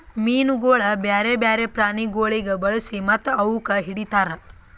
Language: Kannada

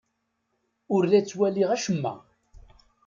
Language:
Kabyle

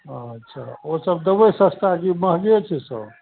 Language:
Maithili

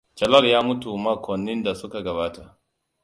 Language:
Hausa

